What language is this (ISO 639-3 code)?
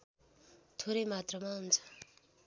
nep